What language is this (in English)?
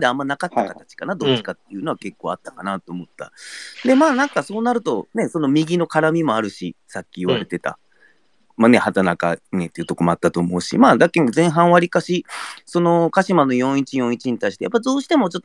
Japanese